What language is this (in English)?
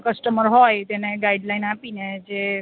Gujarati